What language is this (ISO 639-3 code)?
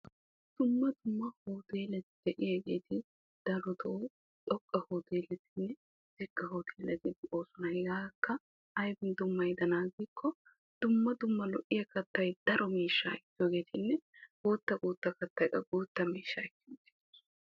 wal